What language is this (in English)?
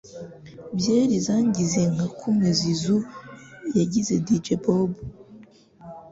Kinyarwanda